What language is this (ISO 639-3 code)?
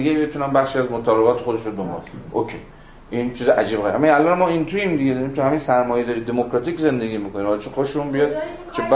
fas